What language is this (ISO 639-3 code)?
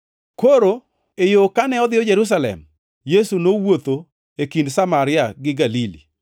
luo